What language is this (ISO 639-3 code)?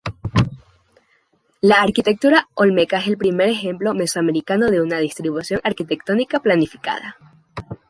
spa